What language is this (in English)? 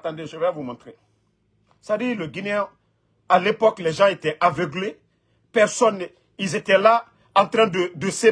French